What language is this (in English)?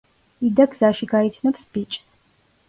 Georgian